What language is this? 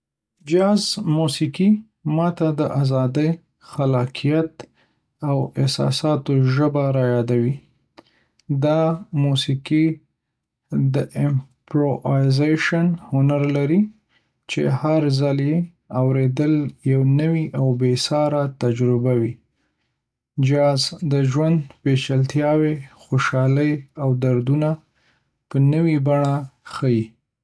Pashto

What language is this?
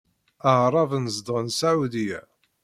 Kabyle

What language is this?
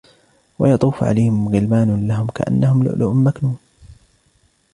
Arabic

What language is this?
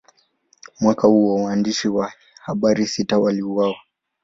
Swahili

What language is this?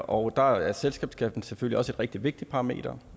Danish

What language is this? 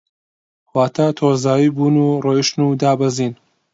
Central Kurdish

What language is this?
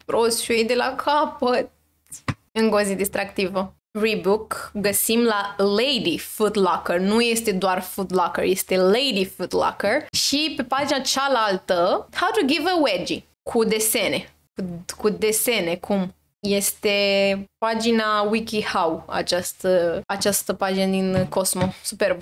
Romanian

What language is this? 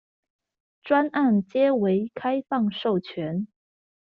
Chinese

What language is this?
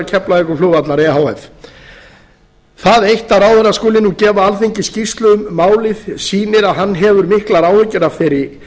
Icelandic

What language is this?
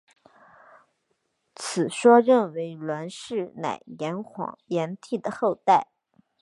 Chinese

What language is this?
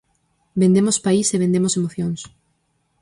Galician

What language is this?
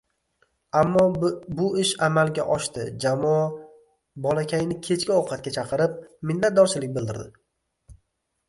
Uzbek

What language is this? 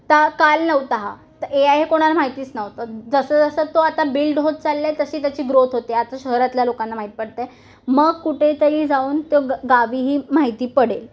Marathi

